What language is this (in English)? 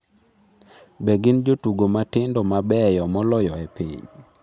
Luo (Kenya and Tanzania)